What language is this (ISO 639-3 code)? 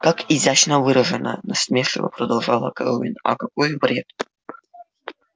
rus